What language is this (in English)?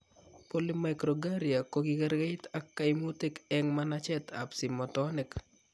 Kalenjin